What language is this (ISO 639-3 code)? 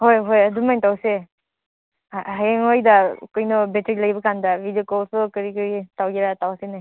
mni